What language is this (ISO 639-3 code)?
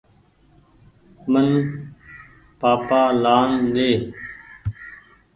gig